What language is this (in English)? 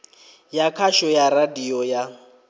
Venda